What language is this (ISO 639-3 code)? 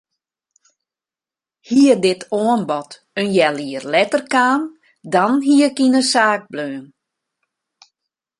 fry